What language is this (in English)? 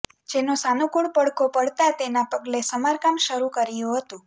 Gujarati